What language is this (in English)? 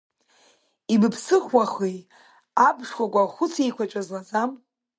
Abkhazian